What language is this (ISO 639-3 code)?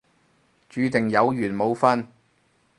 yue